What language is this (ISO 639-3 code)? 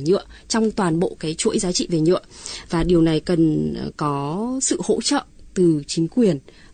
vie